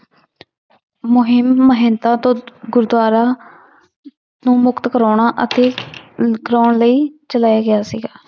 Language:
Punjabi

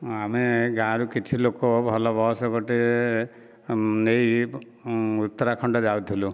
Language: Odia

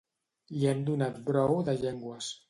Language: Catalan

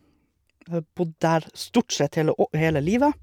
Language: Norwegian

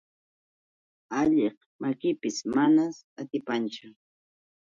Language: Yauyos Quechua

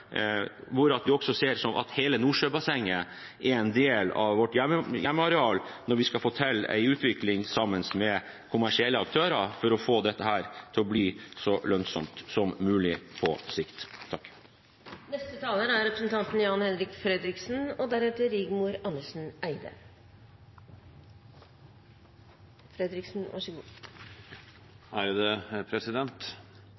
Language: Norwegian Bokmål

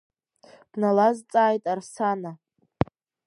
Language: Abkhazian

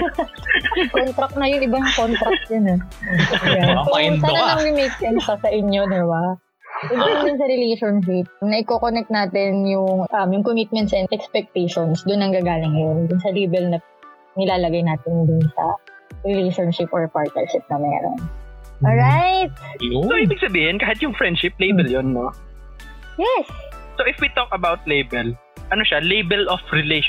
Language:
Filipino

